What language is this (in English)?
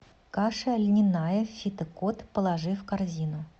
Russian